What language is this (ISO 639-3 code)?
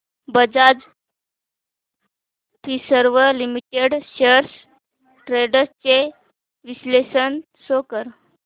mar